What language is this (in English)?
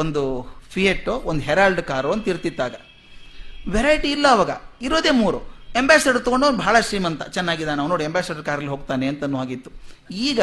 Kannada